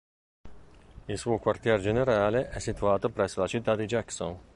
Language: Italian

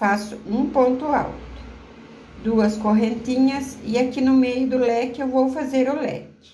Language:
Portuguese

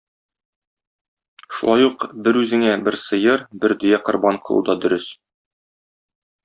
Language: Tatar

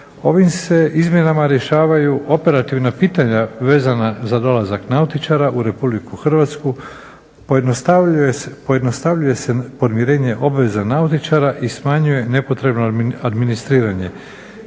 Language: Croatian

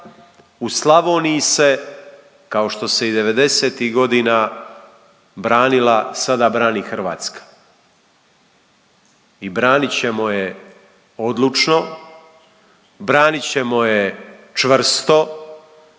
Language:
Croatian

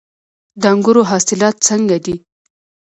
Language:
Pashto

